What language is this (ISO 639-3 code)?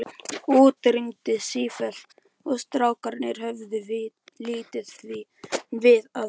isl